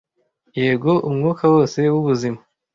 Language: Kinyarwanda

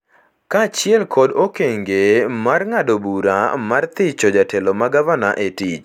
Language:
Luo (Kenya and Tanzania)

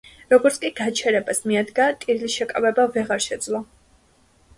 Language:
Georgian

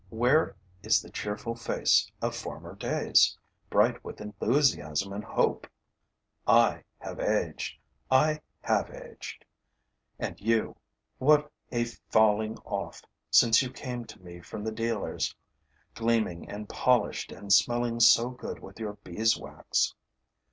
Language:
English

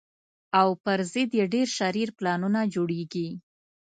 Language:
Pashto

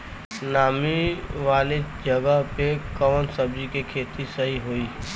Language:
Bhojpuri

